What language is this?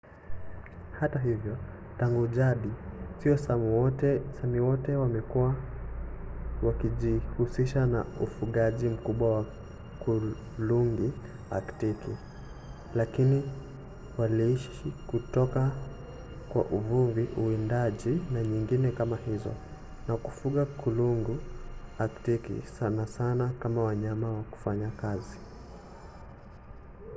Swahili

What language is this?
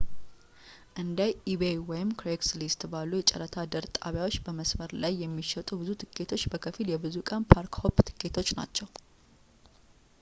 Amharic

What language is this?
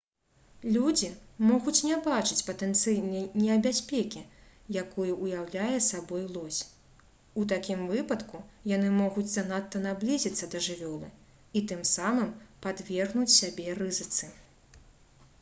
Belarusian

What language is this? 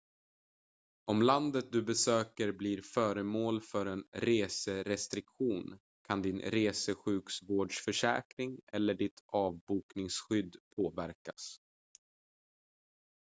Swedish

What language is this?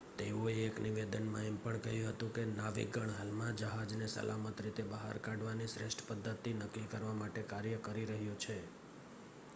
Gujarati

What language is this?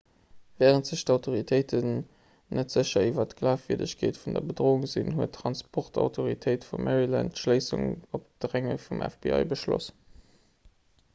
Luxembourgish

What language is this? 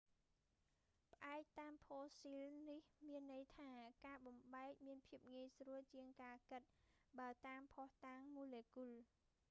Khmer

